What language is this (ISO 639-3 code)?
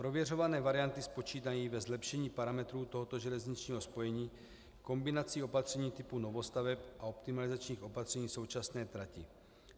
ces